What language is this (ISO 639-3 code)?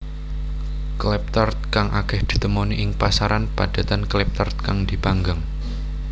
jav